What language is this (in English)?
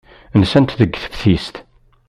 Kabyle